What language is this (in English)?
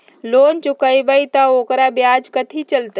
Magahi